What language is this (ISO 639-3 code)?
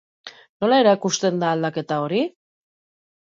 eus